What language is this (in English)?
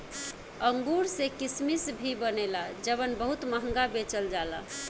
Bhojpuri